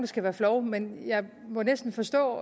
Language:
Danish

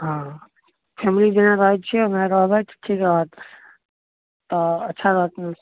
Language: Maithili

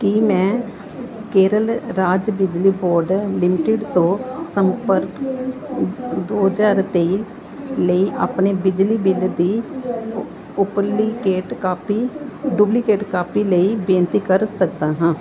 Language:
Punjabi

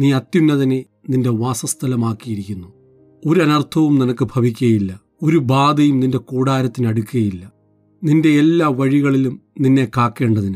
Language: Malayalam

